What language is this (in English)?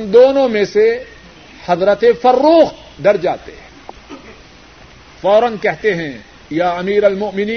Urdu